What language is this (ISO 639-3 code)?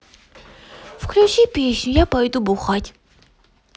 rus